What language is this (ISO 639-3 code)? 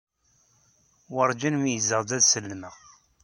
kab